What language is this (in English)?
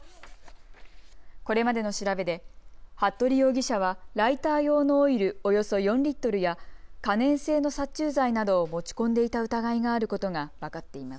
Japanese